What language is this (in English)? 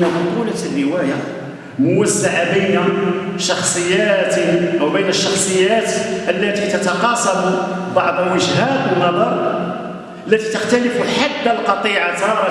Arabic